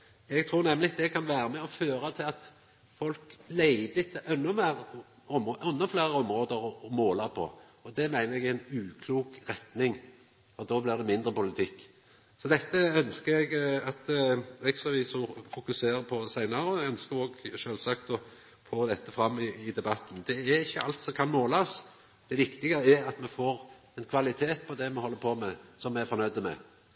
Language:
Norwegian Nynorsk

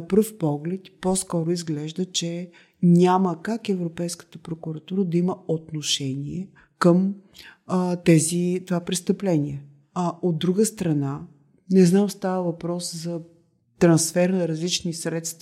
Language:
Bulgarian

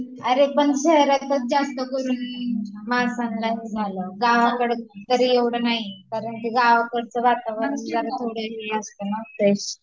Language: Marathi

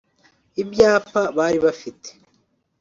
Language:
Kinyarwanda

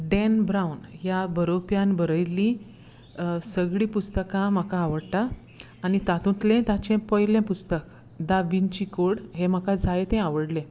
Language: Konkani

